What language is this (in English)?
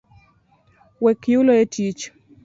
Luo (Kenya and Tanzania)